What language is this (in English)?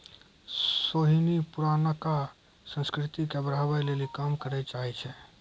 Maithili